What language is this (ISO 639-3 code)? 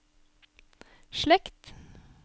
nor